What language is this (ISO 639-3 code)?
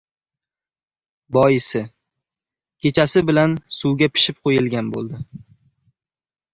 uzb